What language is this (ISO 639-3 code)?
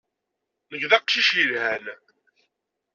kab